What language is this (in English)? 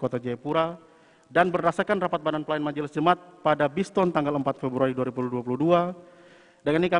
Indonesian